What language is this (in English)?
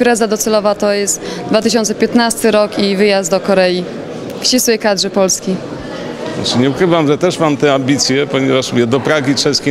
Polish